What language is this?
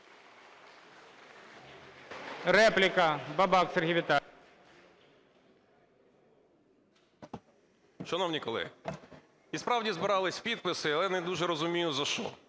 Ukrainian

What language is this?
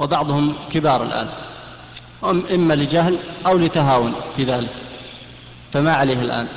Arabic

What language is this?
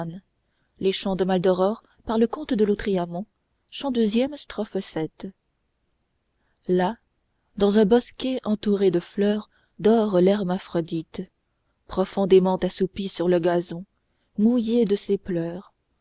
French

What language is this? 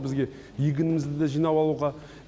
Kazakh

